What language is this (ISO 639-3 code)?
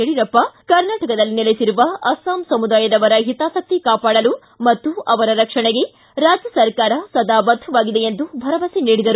kan